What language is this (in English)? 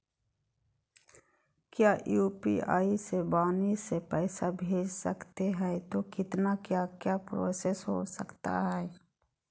Magahi